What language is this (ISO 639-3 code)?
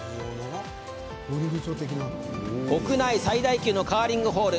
jpn